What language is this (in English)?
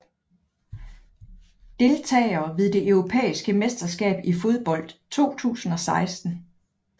Danish